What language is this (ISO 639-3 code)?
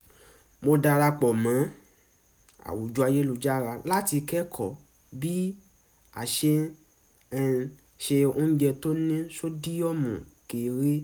yor